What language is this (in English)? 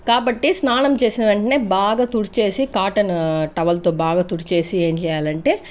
Telugu